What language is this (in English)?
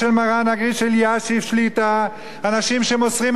Hebrew